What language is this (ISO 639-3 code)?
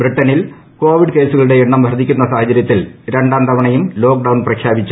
mal